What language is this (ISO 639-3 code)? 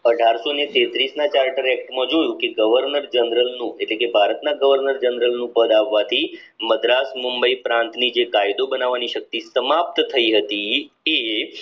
guj